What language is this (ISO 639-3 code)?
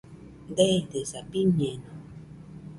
hux